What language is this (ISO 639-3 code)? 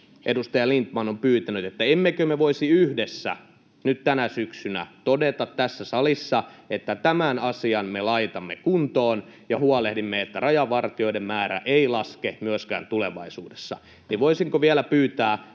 fin